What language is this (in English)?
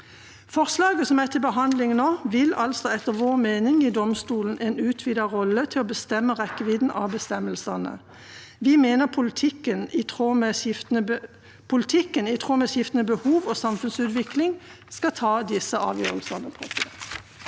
Norwegian